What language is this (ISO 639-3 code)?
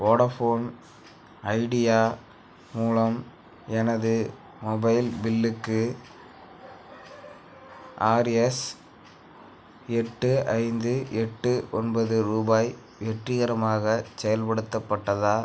tam